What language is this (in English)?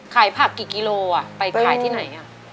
Thai